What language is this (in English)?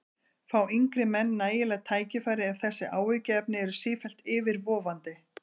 Icelandic